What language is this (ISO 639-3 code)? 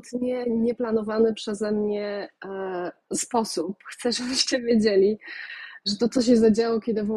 pol